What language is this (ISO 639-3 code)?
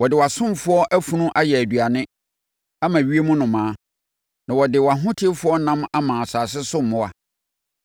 aka